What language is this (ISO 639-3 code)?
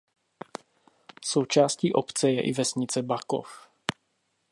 ces